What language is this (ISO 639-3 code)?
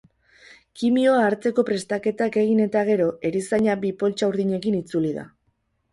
eus